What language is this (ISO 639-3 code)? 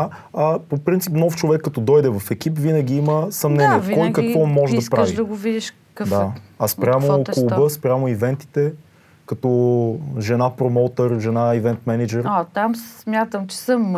bul